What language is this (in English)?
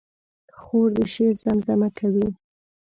Pashto